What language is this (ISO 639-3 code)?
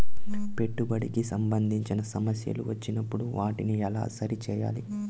tel